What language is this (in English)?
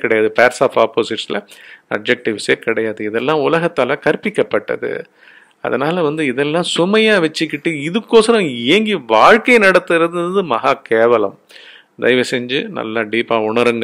Korean